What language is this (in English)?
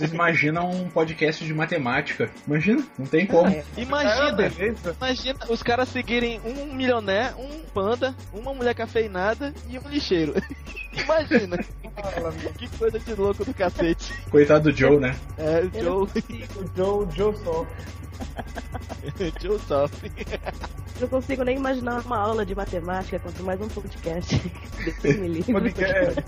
Portuguese